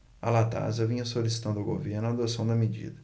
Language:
Portuguese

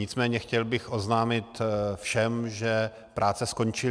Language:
Czech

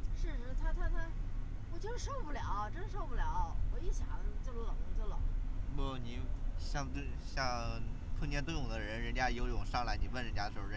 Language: Chinese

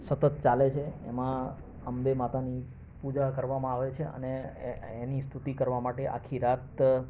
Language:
Gujarati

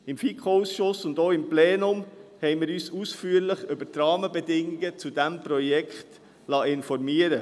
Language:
Swiss German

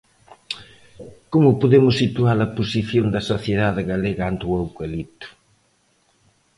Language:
Galician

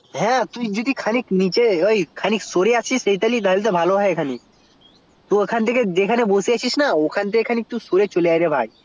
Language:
Bangla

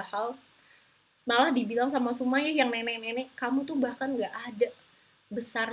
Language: Indonesian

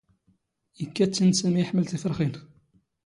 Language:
Standard Moroccan Tamazight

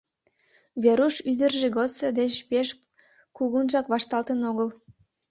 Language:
Mari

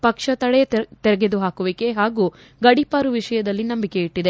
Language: Kannada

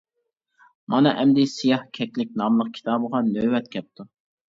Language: Uyghur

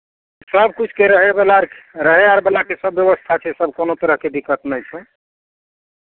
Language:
Maithili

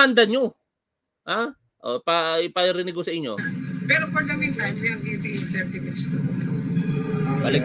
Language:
Filipino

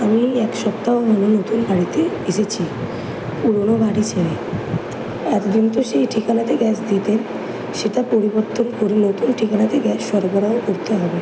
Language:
Bangla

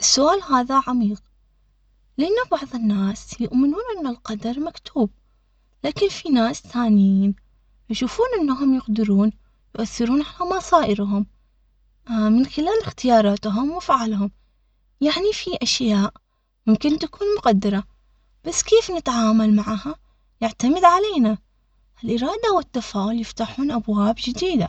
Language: Omani Arabic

